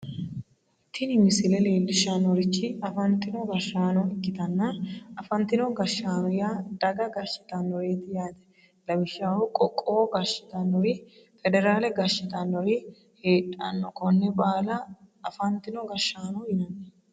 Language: Sidamo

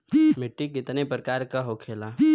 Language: Bhojpuri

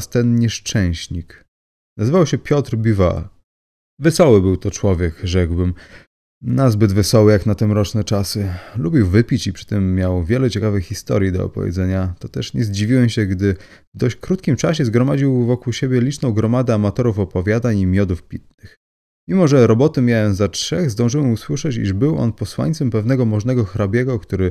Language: Polish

